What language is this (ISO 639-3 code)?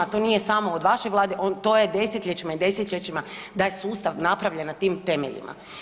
hrv